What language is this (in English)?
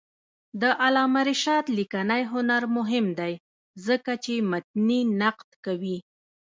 Pashto